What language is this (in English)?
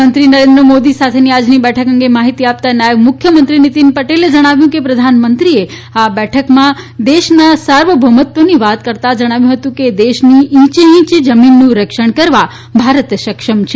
Gujarati